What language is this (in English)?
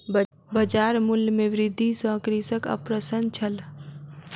Maithili